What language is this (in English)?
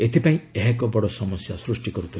Odia